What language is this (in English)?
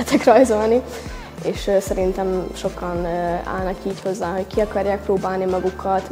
Hungarian